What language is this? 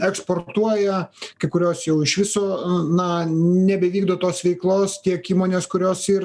Lithuanian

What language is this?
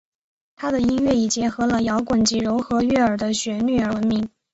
Chinese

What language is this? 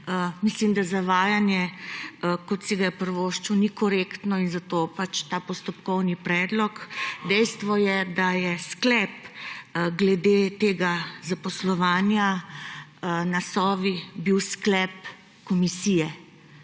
Slovenian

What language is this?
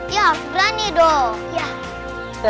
Indonesian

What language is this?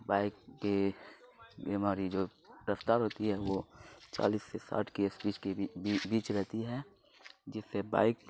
Urdu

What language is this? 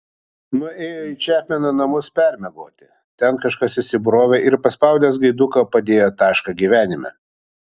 Lithuanian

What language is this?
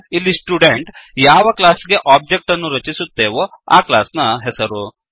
Kannada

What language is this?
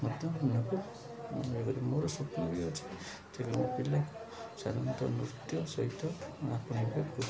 Odia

